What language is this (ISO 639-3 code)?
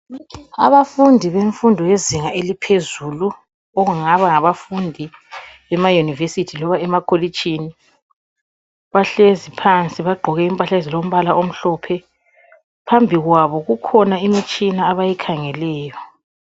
nde